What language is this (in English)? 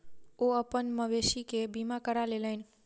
Maithili